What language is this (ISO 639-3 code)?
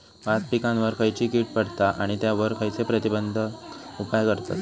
mar